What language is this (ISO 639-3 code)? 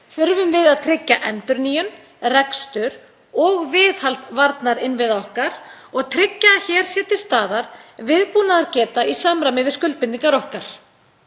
isl